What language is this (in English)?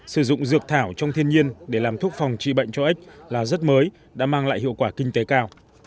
Vietnamese